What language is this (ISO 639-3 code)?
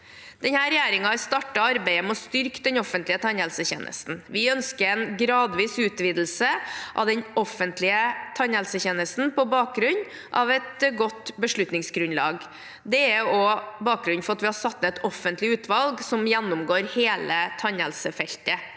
nor